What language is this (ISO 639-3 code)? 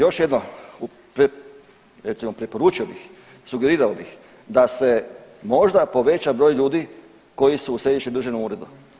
hrv